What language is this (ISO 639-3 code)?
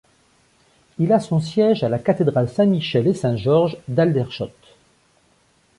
fra